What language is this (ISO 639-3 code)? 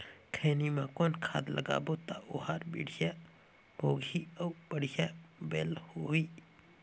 hne